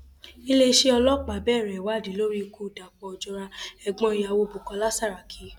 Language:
Yoruba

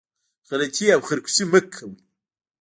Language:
Pashto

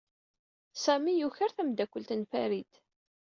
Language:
Kabyle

